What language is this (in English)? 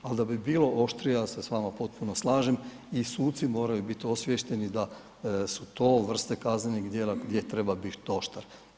Croatian